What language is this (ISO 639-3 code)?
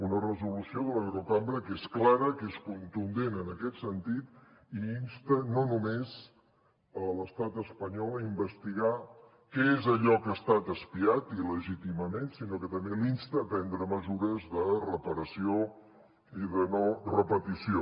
cat